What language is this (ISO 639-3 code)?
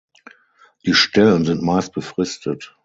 deu